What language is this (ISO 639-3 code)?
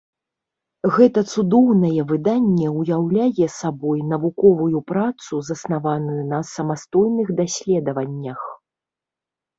bel